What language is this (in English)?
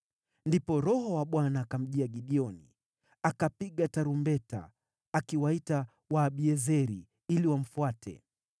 Swahili